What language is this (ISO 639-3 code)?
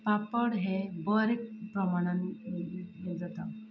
kok